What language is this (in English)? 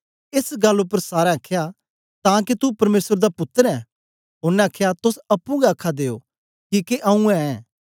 Dogri